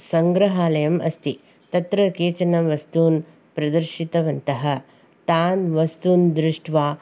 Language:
Sanskrit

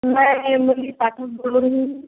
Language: Hindi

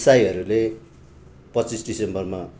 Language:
Nepali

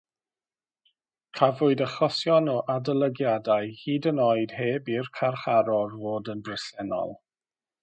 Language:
Welsh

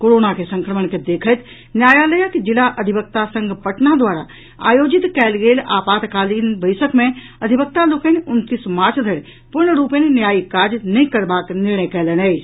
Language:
Maithili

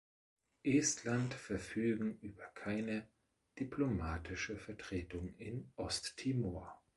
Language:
German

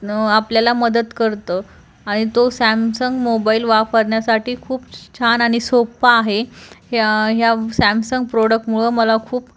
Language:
Marathi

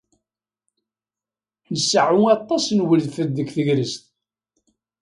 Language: Kabyle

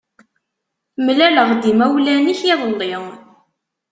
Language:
Kabyle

